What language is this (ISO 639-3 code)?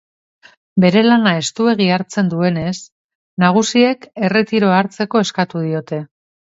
eus